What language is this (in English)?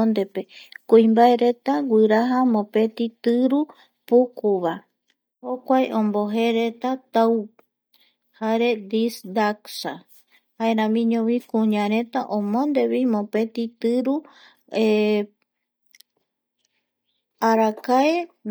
Eastern Bolivian Guaraní